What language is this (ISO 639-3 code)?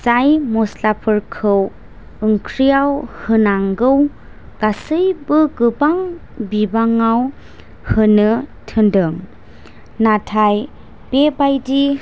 brx